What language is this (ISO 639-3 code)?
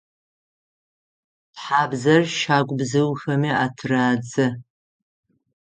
ady